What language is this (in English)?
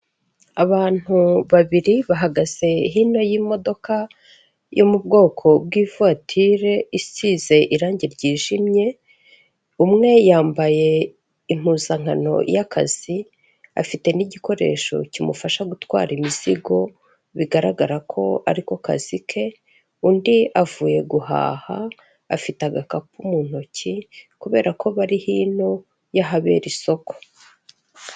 Kinyarwanda